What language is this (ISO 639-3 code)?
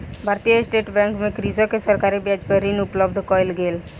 mai